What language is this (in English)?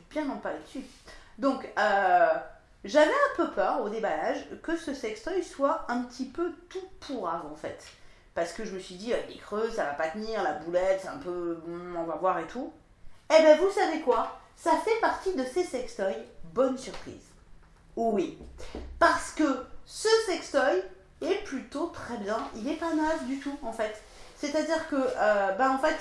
French